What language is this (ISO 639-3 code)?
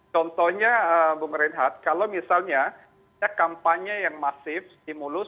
ind